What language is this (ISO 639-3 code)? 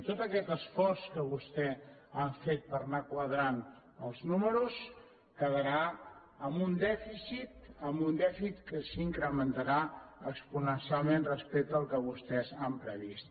cat